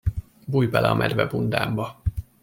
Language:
Hungarian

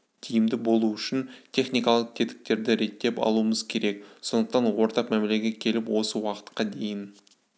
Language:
Kazakh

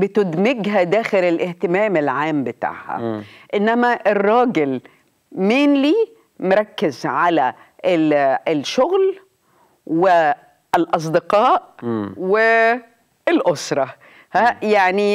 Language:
Arabic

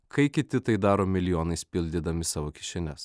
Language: Lithuanian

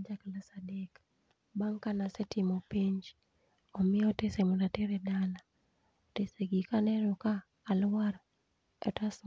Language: Luo (Kenya and Tanzania)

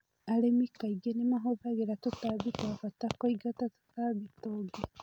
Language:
Kikuyu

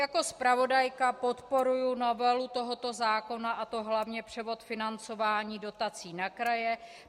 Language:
Czech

